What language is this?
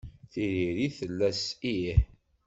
Kabyle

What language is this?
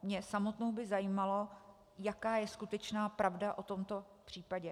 Czech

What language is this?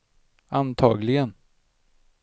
Swedish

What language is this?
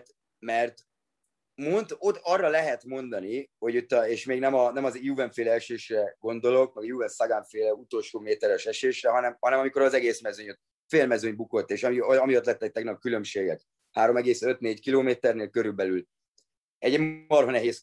Hungarian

